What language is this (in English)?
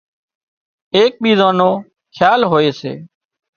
Wadiyara Koli